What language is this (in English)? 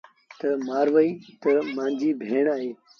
Sindhi Bhil